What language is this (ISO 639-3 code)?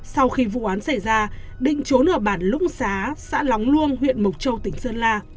vie